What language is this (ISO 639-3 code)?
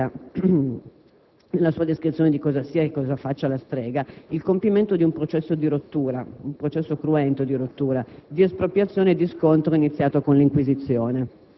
ita